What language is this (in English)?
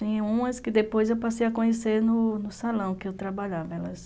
Portuguese